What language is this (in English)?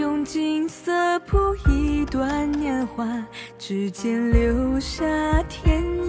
Chinese